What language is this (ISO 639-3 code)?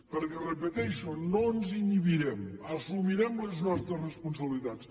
cat